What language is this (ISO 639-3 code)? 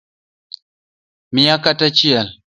luo